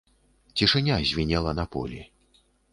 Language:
Belarusian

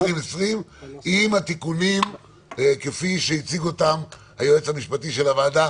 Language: Hebrew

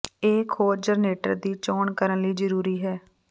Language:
Punjabi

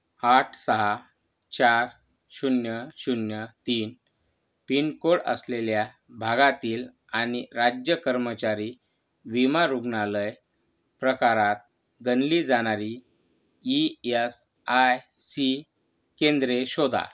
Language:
Marathi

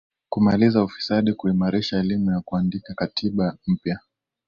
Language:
Swahili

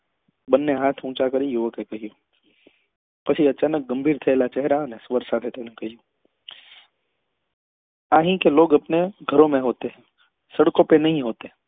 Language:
Gujarati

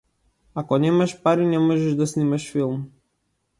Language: Macedonian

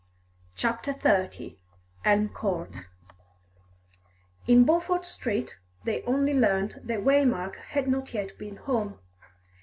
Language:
English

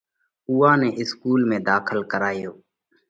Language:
Parkari Koli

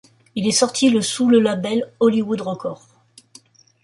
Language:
French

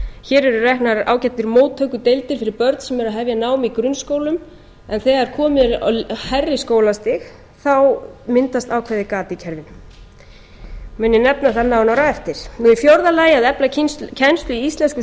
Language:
Icelandic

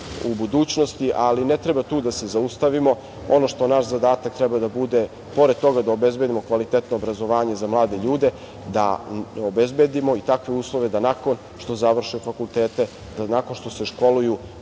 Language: Serbian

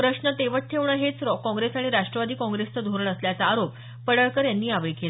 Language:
Marathi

